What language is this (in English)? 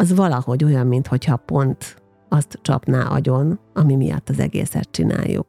Hungarian